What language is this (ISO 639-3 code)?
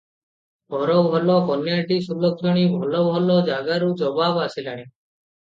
ori